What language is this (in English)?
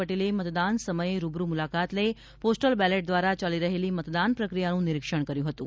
Gujarati